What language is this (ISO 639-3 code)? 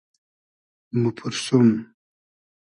haz